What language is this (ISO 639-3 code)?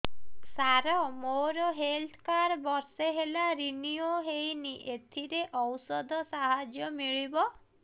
ori